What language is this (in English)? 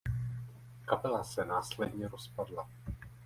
Czech